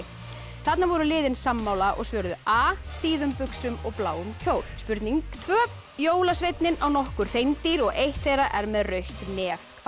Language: Icelandic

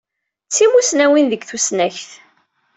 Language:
Kabyle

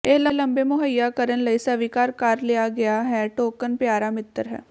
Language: Punjabi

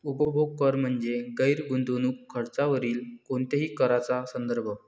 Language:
Marathi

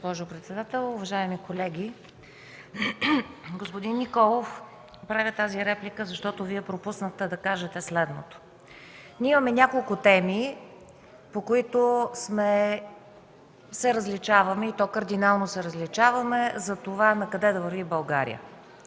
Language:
Bulgarian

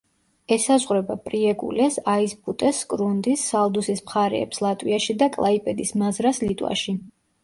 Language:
Georgian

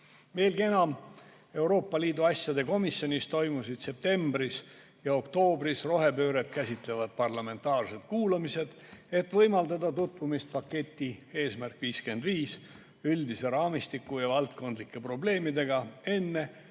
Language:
Estonian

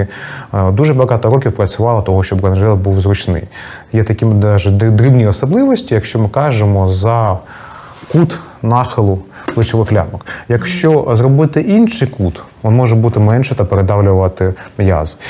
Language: Ukrainian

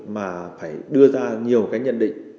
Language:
Vietnamese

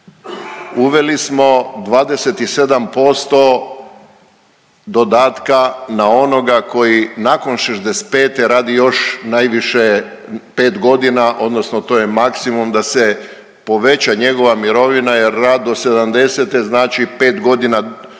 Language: Croatian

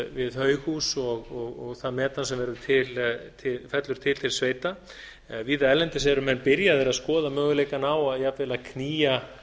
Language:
Icelandic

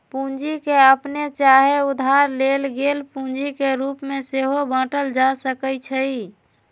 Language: Magahi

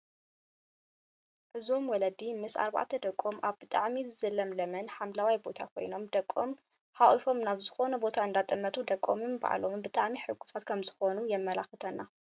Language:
Tigrinya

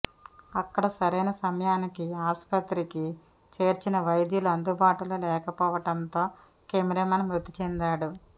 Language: Telugu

